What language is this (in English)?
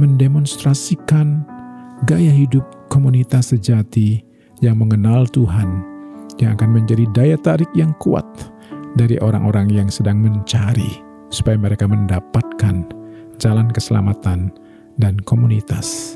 Indonesian